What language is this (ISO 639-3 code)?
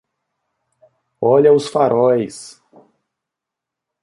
por